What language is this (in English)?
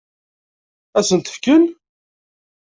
Kabyle